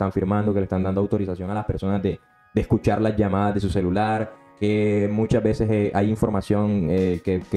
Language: Spanish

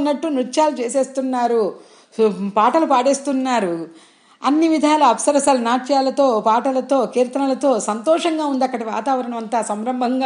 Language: Telugu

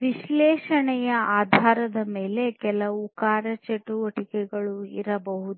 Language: Kannada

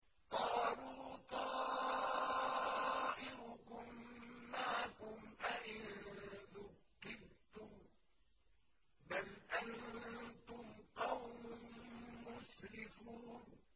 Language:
Arabic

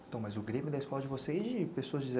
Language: Portuguese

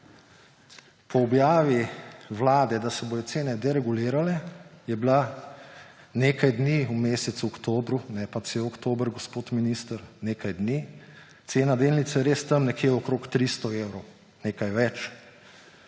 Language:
Slovenian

